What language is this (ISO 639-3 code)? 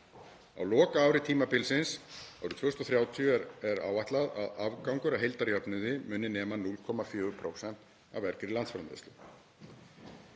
isl